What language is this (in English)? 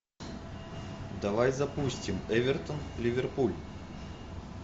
Russian